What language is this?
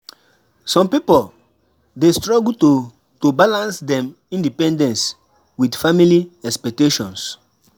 Nigerian Pidgin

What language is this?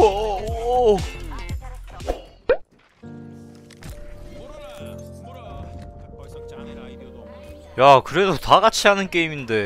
Korean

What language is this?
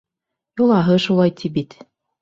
Bashkir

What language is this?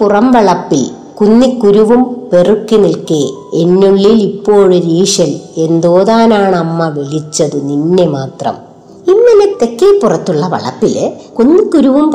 Malayalam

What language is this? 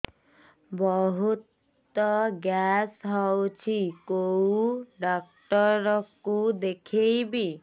Odia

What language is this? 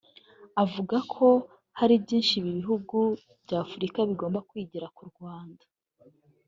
Kinyarwanda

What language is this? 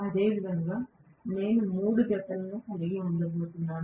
Telugu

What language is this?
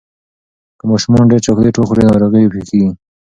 Pashto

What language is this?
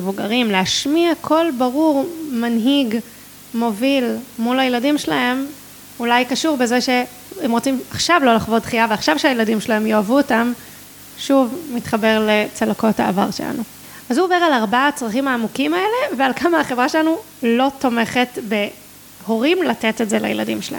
Hebrew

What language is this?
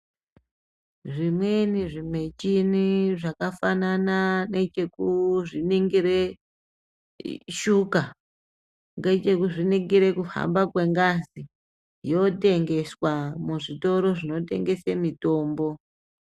Ndau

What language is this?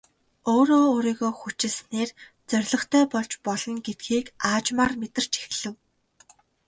Mongolian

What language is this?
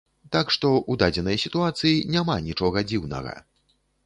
Belarusian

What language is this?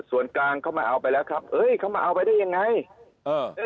Thai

